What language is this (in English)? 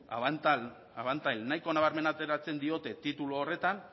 Basque